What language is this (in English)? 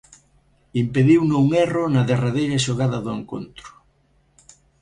Galician